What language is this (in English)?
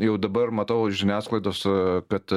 Lithuanian